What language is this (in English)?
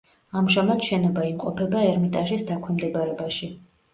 Georgian